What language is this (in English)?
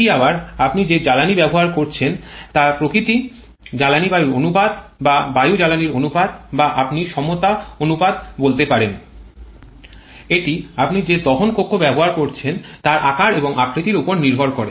Bangla